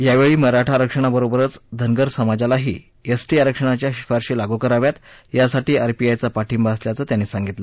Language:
Marathi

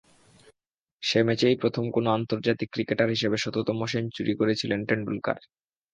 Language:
Bangla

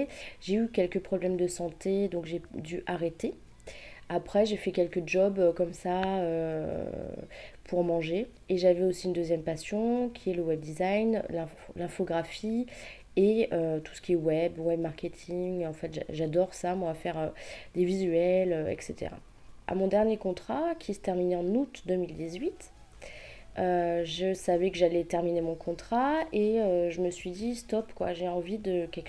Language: French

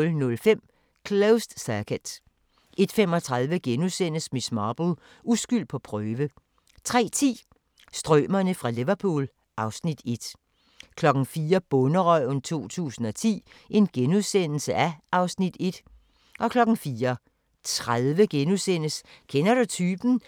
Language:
Danish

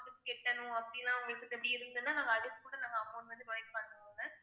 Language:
Tamil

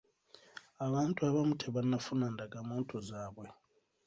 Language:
Ganda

